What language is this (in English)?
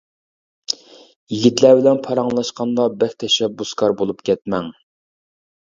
Uyghur